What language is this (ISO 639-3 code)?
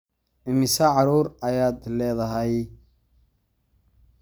som